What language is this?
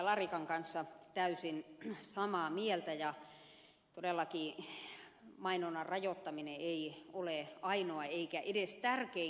Finnish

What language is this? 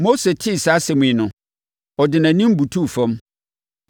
Akan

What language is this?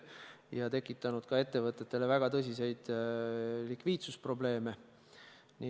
Estonian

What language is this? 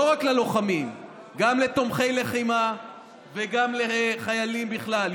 Hebrew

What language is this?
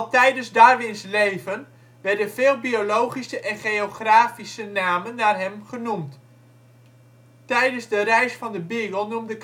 Dutch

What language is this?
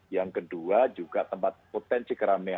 Indonesian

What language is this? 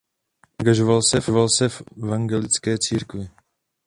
Czech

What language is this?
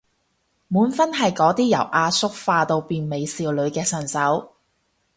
Cantonese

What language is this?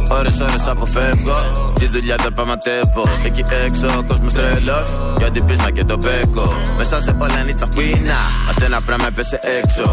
Greek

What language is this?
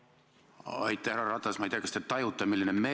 Estonian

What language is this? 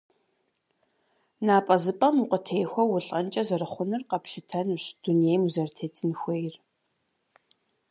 Kabardian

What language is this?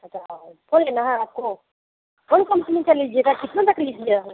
Hindi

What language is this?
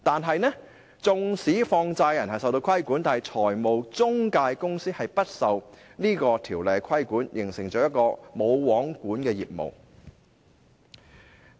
Cantonese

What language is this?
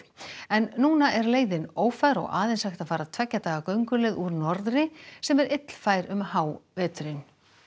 Icelandic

